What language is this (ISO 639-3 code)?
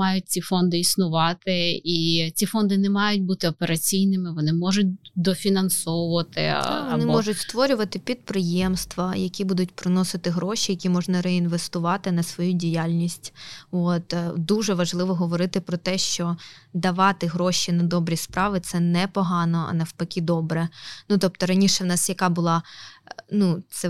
ukr